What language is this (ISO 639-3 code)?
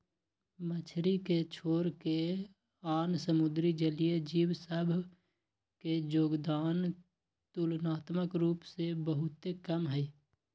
mag